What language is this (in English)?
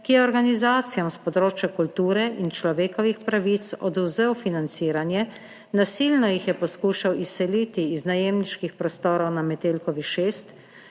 Slovenian